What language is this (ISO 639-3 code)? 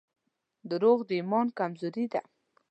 pus